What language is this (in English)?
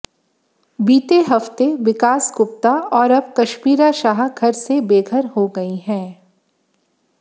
Hindi